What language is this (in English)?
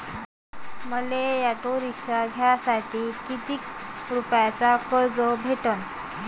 Marathi